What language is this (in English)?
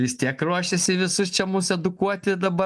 Lithuanian